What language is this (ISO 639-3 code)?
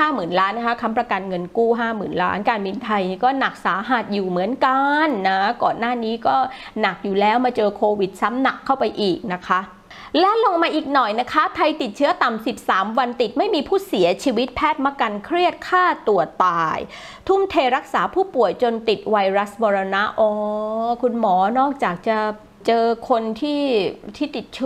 tha